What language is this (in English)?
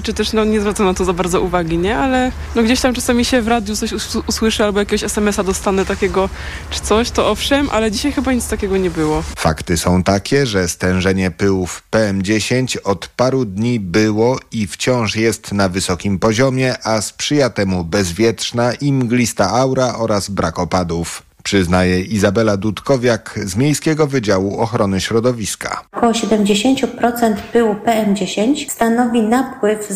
Polish